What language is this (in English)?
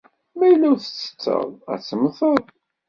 Kabyle